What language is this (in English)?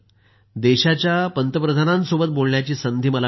Marathi